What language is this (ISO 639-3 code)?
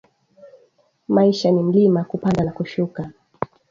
swa